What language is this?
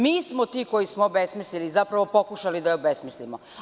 Serbian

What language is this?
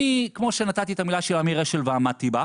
Hebrew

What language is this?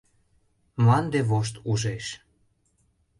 Mari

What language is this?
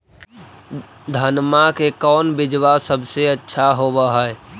Magahi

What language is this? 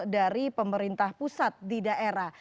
Indonesian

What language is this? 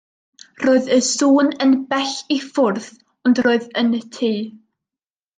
Welsh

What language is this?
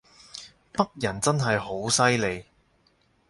Cantonese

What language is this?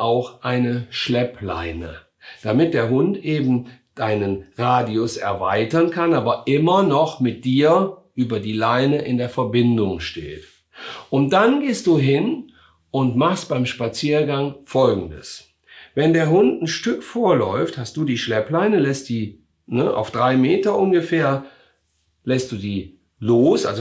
German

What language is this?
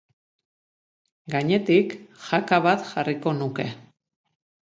Basque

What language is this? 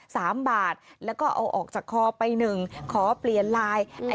Thai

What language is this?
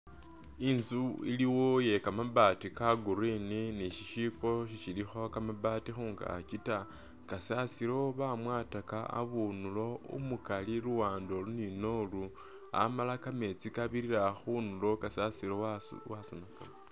Masaaba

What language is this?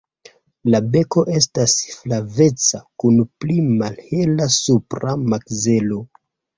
Esperanto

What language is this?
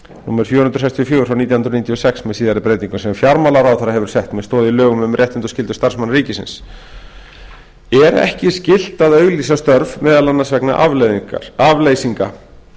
Icelandic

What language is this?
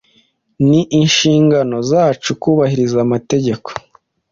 Kinyarwanda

